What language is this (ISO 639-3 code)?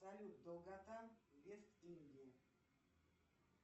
rus